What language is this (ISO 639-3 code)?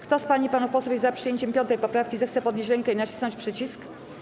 pol